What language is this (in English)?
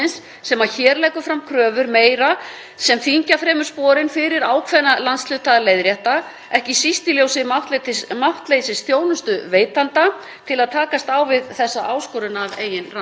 Icelandic